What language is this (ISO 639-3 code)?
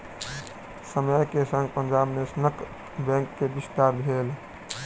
mai